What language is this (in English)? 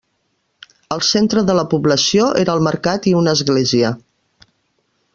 Catalan